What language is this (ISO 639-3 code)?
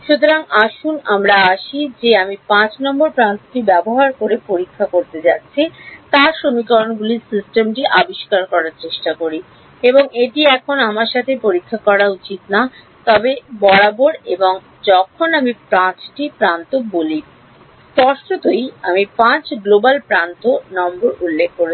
ben